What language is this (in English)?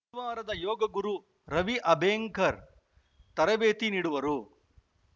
Kannada